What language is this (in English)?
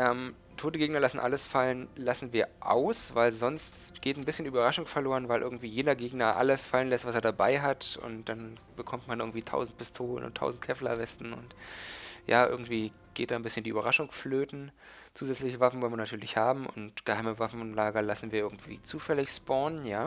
German